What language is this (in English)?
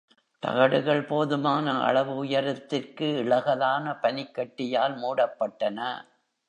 Tamil